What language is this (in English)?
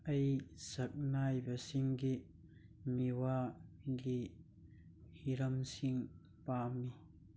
Manipuri